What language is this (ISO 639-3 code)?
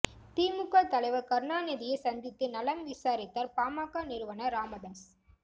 tam